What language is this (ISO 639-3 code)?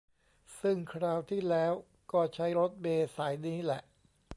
tha